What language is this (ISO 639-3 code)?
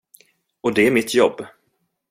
swe